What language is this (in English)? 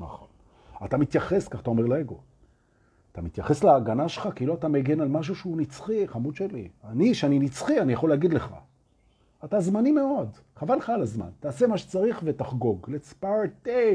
Hebrew